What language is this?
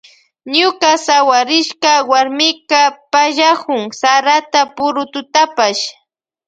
Loja Highland Quichua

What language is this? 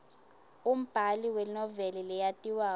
Swati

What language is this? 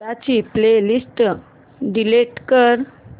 Marathi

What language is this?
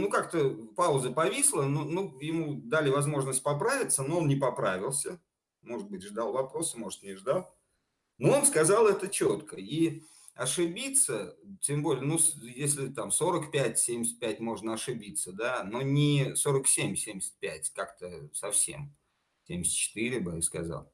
Russian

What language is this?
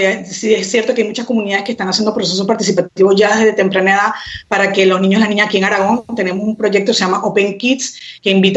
Spanish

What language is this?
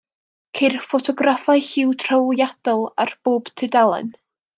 Welsh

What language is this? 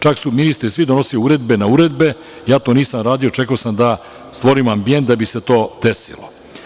Serbian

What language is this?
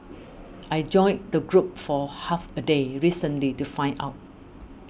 English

